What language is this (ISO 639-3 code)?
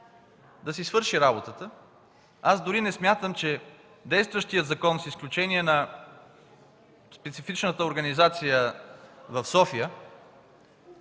bul